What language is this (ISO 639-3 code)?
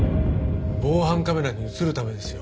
jpn